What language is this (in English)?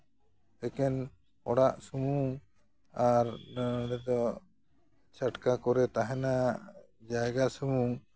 Santali